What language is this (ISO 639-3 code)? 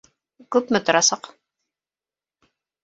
bak